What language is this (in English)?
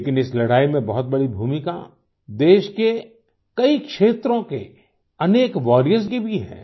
Hindi